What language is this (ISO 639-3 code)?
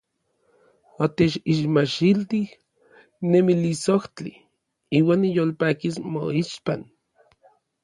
nlv